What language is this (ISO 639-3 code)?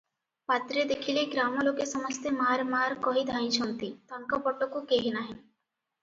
ori